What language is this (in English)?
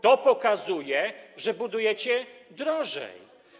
Polish